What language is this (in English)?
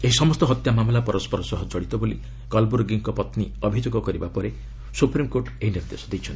Odia